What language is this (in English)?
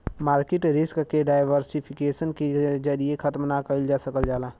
Bhojpuri